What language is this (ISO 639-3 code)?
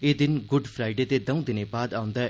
doi